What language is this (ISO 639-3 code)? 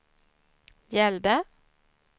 swe